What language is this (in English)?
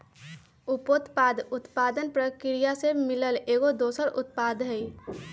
Magahi